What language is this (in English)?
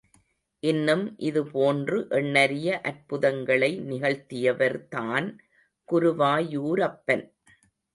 Tamil